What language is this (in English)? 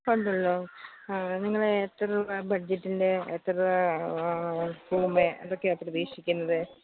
Malayalam